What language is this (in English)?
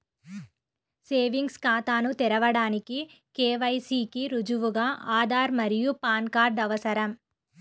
Telugu